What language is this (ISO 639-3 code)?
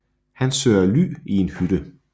dan